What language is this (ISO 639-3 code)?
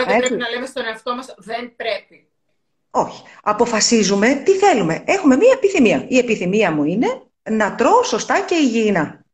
ell